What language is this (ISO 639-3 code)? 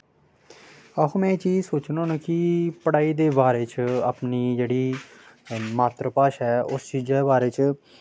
doi